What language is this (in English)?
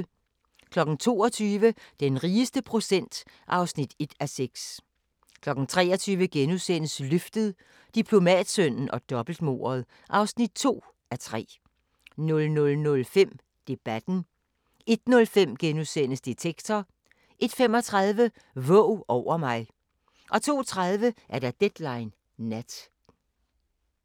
Danish